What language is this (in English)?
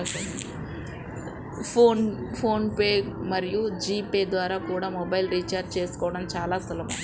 Telugu